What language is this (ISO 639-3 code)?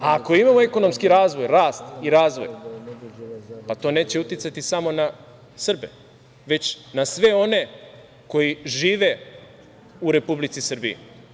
srp